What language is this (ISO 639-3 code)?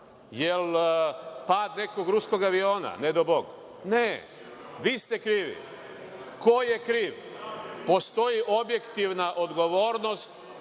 srp